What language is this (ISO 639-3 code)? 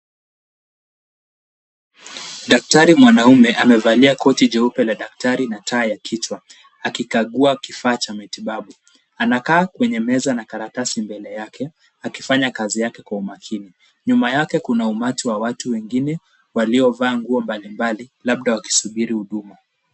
swa